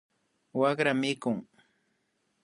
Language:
Imbabura Highland Quichua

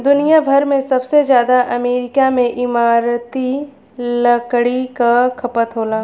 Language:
Bhojpuri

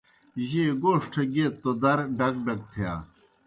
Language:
Kohistani Shina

